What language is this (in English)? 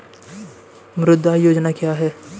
Hindi